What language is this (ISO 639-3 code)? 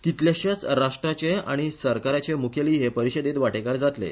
kok